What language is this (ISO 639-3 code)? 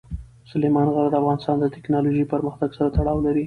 pus